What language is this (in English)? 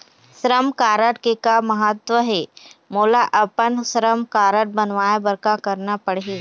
Chhattisgarhi